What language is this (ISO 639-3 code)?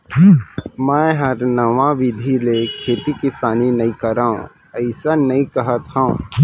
hne